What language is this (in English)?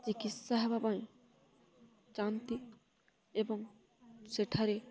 Odia